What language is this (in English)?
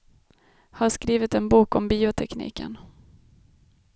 Swedish